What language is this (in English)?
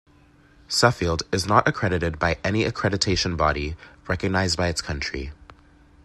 English